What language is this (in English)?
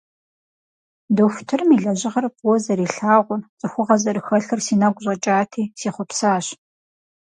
Kabardian